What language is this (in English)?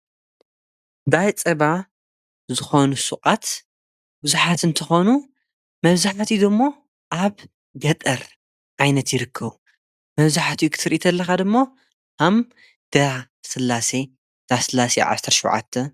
Tigrinya